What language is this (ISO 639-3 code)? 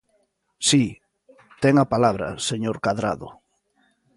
glg